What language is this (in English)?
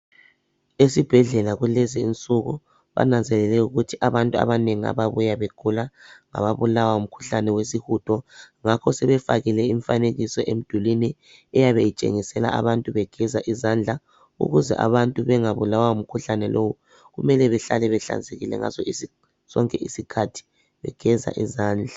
North Ndebele